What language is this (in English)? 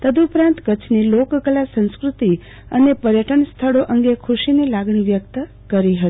Gujarati